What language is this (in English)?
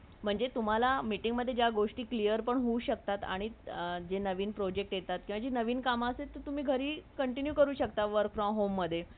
Marathi